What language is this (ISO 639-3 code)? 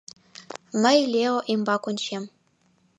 chm